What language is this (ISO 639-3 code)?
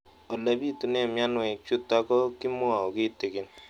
kln